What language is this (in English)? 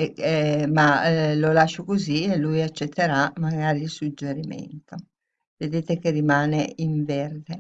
Italian